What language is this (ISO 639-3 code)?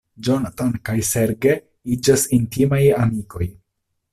epo